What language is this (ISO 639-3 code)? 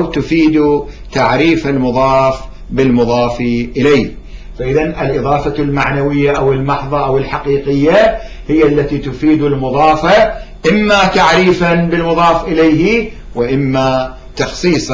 ara